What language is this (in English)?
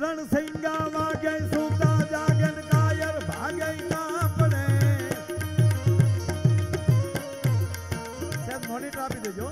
Gujarati